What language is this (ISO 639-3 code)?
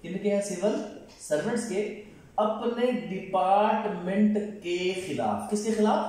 hin